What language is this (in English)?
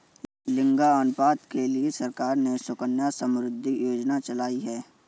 Hindi